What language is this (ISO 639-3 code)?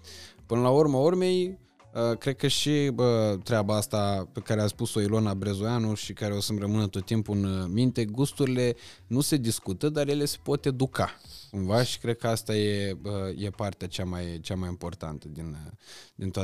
ron